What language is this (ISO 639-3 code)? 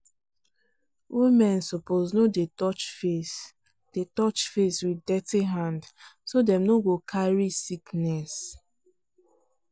pcm